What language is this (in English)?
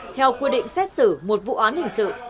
Vietnamese